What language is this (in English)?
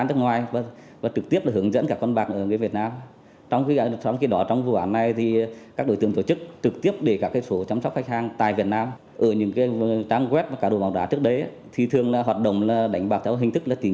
Vietnamese